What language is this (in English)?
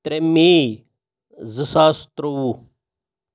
Kashmiri